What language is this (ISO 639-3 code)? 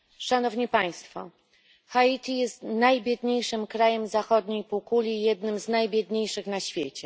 pol